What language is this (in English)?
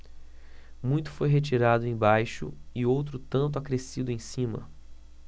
Portuguese